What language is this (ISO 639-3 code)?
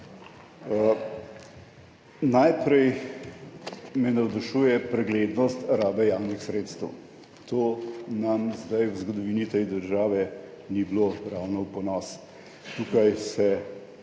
slv